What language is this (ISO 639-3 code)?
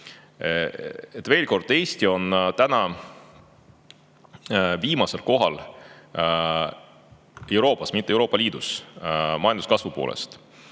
est